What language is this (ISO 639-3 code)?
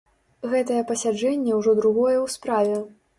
bel